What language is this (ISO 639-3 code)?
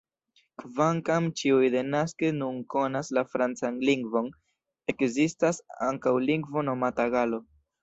epo